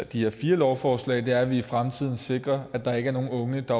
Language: Danish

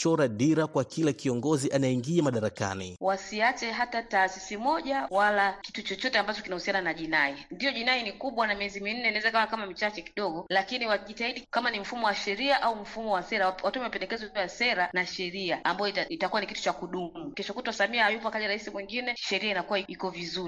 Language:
Swahili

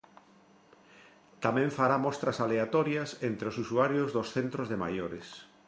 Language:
Galician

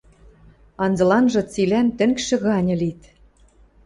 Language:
Western Mari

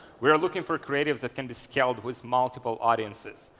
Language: English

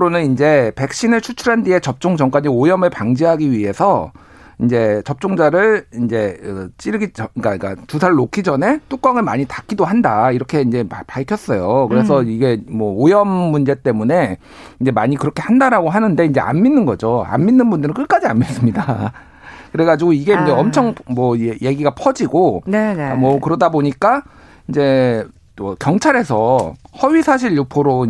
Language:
Korean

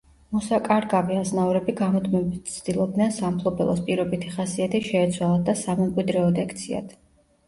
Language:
Georgian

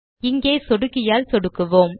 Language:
Tamil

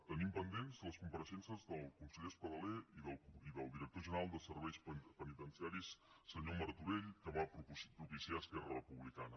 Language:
Catalan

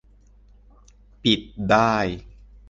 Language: Thai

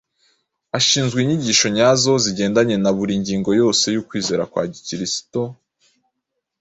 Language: Kinyarwanda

